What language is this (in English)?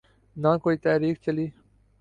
Urdu